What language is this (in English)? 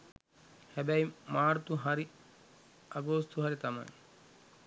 Sinhala